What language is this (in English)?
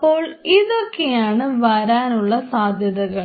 Malayalam